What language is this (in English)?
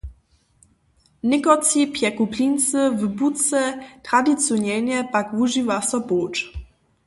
Upper Sorbian